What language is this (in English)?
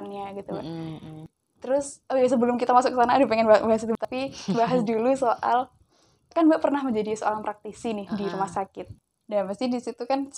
Indonesian